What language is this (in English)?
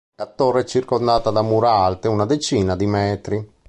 Italian